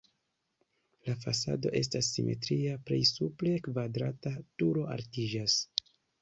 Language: Esperanto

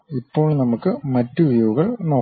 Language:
Malayalam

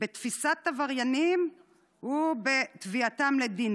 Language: Hebrew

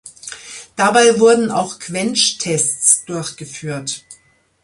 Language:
German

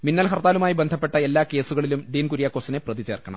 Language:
Malayalam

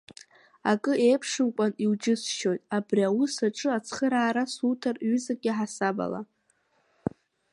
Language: Abkhazian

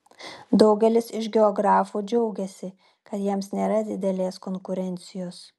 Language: Lithuanian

